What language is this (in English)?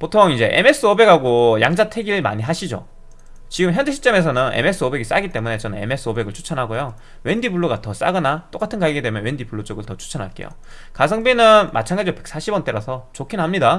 Korean